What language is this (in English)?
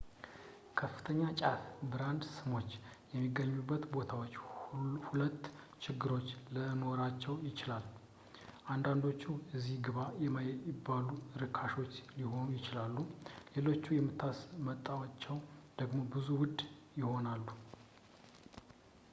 Amharic